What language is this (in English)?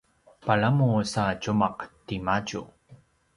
Paiwan